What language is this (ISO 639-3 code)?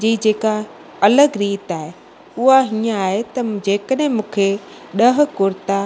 snd